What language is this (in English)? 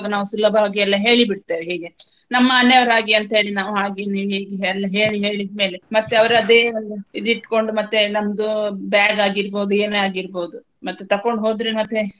Kannada